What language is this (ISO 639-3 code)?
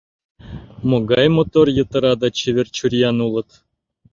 chm